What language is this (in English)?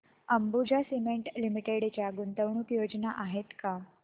Marathi